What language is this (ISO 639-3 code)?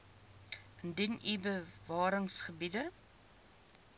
afr